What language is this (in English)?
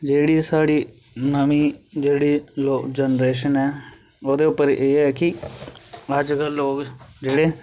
Dogri